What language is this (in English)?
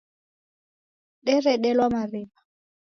Taita